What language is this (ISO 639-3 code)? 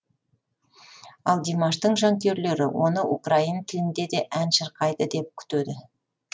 kaz